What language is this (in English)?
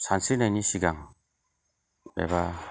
Bodo